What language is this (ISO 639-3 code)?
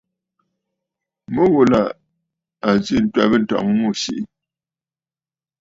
bfd